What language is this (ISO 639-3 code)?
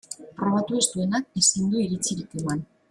eus